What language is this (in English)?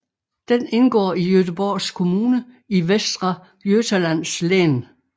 Danish